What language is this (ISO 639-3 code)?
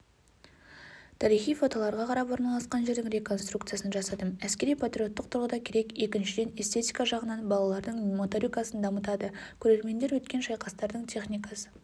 kaz